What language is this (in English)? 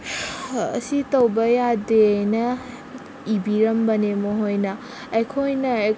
Manipuri